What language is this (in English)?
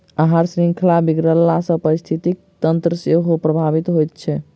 Maithili